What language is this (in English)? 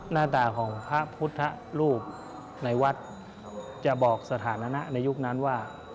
Thai